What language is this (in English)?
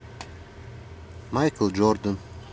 Russian